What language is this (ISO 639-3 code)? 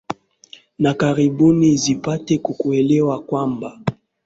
swa